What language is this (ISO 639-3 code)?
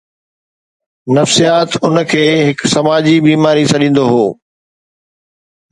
snd